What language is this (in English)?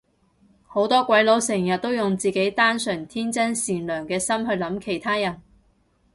Cantonese